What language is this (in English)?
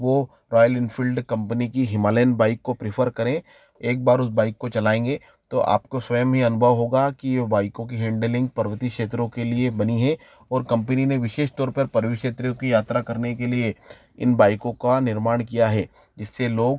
Hindi